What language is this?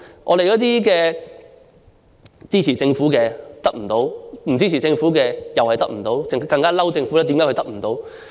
Cantonese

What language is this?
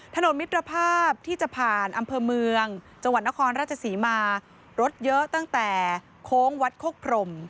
Thai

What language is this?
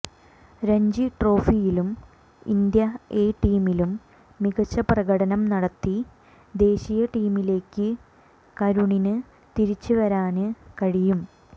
Malayalam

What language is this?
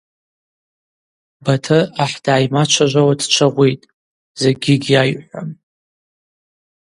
Abaza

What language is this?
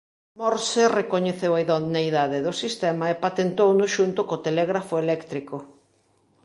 Galician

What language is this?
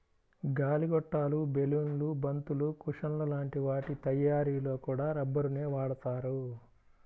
Telugu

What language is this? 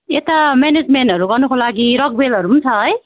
Nepali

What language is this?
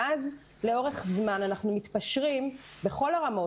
Hebrew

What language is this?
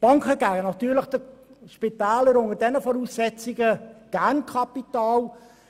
Swiss German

